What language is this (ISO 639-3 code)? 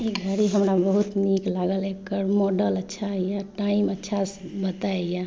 mai